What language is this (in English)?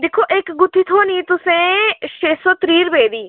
Dogri